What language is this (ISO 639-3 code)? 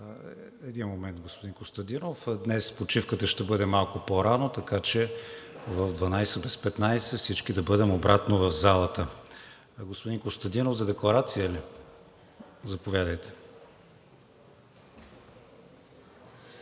bul